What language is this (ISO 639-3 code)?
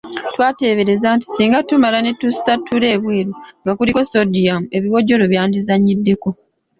lug